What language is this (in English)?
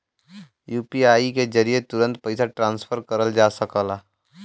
Bhojpuri